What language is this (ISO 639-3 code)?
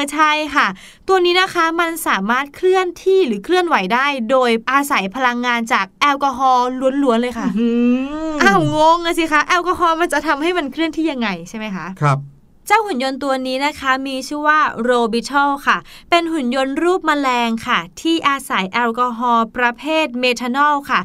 tha